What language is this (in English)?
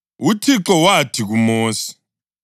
North Ndebele